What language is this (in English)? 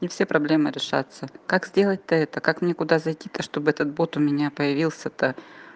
Russian